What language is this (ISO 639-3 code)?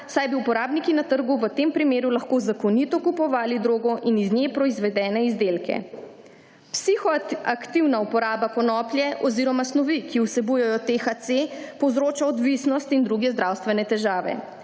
slv